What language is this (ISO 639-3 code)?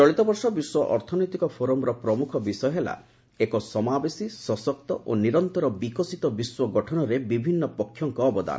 ori